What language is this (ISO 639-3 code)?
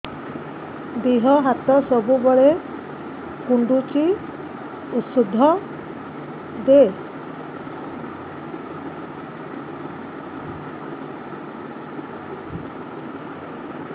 ori